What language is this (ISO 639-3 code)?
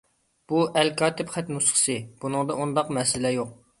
uig